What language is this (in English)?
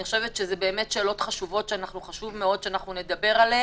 Hebrew